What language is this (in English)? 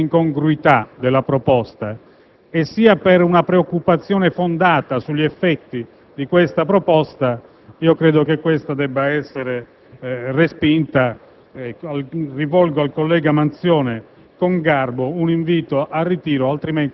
Italian